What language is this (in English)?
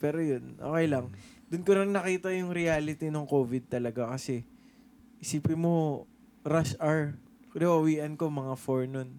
Filipino